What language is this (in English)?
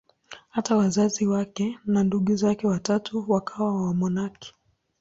Swahili